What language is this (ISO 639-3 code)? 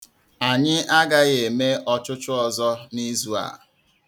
ibo